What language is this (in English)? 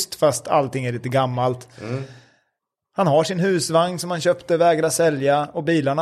Swedish